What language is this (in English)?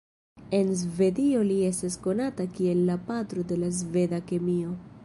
Esperanto